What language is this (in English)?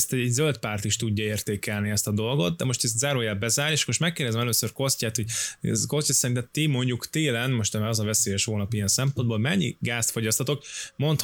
Hungarian